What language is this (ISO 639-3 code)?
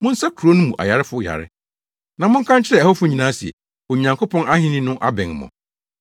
aka